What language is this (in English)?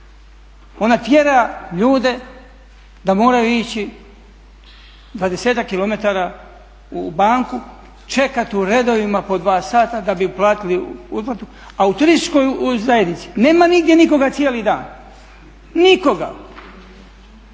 Croatian